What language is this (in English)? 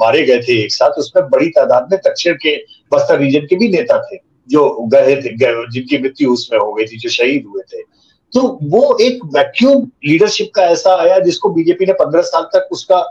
Hindi